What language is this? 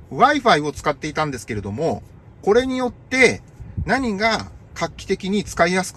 Japanese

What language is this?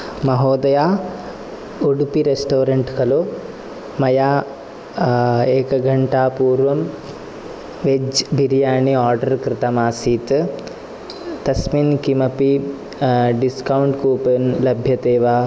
Sanskrit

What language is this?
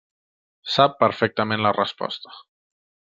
Catalan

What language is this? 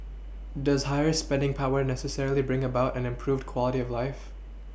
English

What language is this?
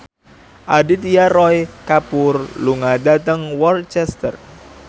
Javanese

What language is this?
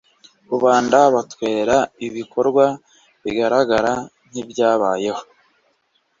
Kinyarwanda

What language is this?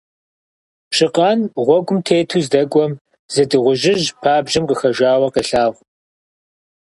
Kabardian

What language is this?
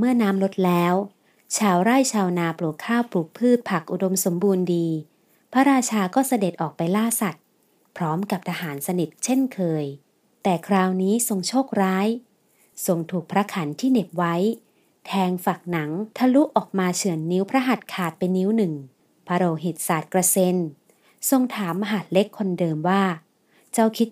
Thai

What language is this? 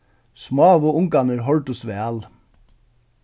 Faroese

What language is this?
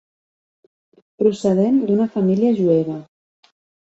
Catalan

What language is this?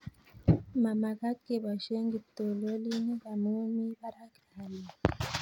Kalenjin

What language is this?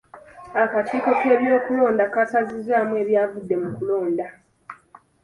Ganda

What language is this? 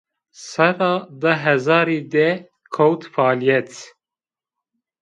Zaza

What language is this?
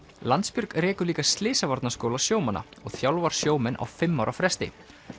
Icelandic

